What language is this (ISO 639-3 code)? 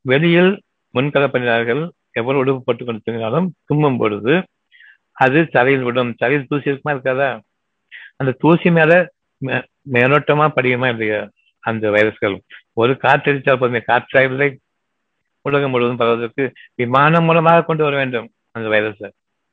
tam